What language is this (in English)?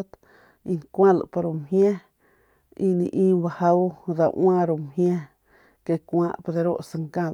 Northern Pame